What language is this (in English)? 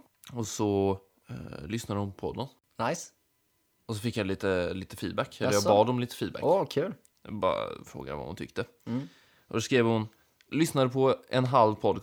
Swedish